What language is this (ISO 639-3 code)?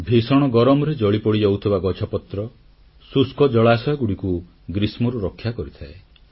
ori